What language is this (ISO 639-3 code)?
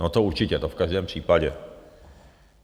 ces